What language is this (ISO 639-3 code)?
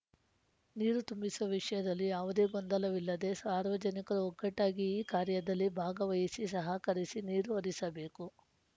kan